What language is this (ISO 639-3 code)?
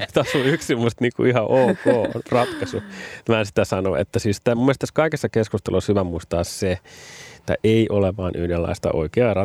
fin